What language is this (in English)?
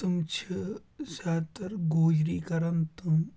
Kashmiri